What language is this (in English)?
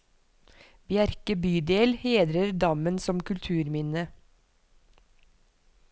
Norwegian